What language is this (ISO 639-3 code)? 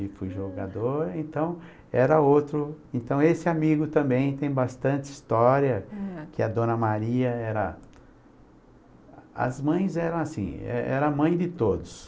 por